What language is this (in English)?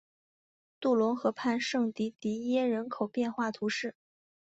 Chinese